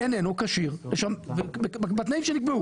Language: Hebrew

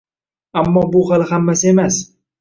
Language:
Uzbek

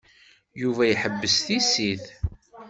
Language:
Kabyle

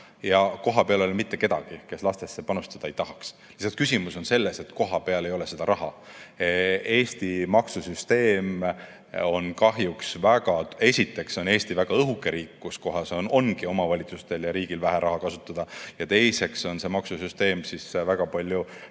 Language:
Estonian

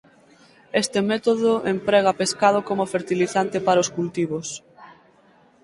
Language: Galician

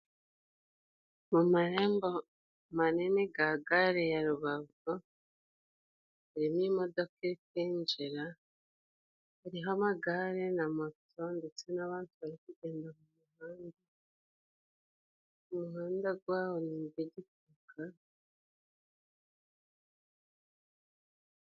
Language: Kinyarwanda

